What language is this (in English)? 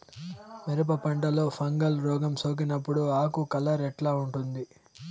Telugu